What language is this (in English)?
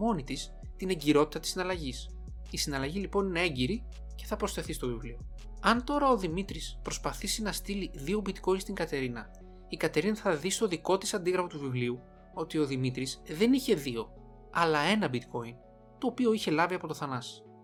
Greek